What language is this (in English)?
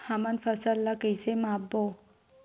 Chhattisgarhi